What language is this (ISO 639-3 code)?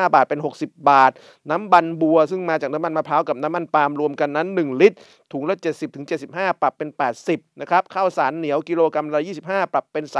tha